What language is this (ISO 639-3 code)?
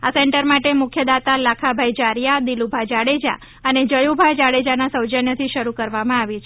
guj